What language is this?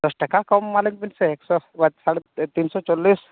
Santali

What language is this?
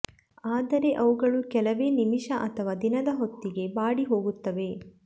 Kannada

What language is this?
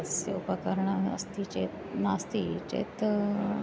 Sanskrit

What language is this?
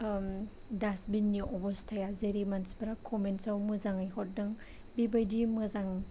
Bodo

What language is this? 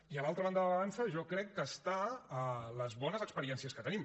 Catalan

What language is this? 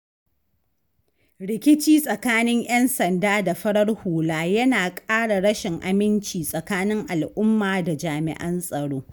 Hausa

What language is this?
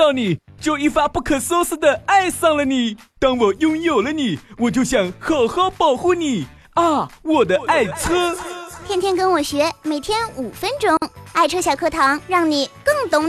Chinese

